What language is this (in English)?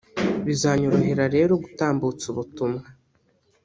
Kinyarwanda